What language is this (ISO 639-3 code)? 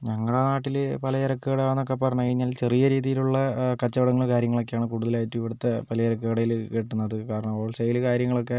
mal